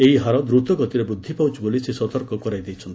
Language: Odia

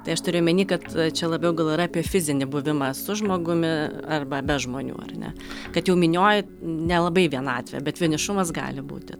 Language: Lithuanian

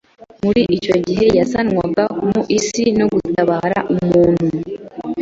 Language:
Kinyarwanda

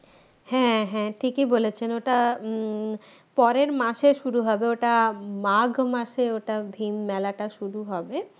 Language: Bangla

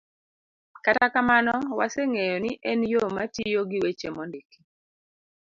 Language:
Luo (Kenya and Tanzania)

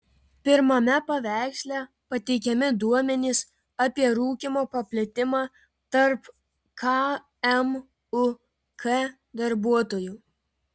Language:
Lithuanian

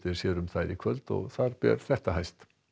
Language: Icelandic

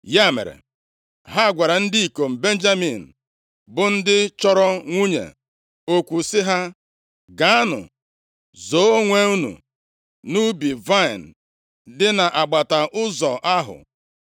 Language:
Igbo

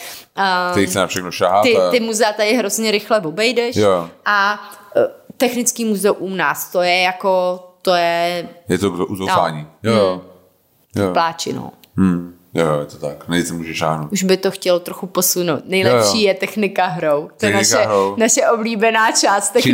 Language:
Czech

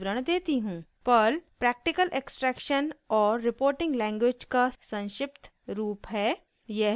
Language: Hindi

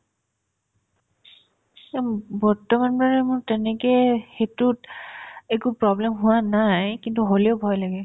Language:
Assamese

